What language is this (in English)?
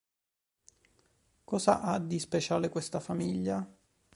Italian